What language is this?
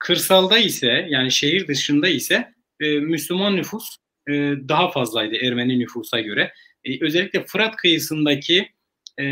Turkish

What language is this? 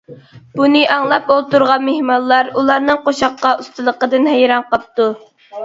Uyghur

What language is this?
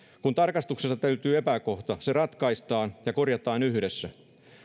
Finnish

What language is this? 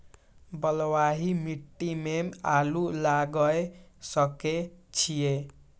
Maithili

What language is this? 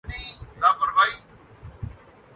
Urdu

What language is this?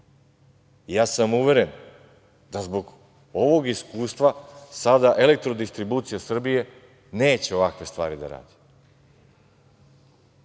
Serbian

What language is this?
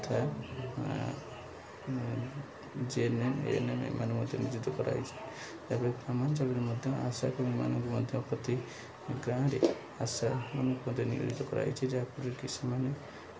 Odia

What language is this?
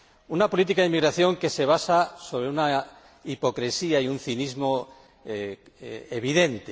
Spanish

